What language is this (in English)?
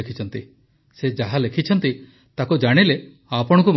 Odia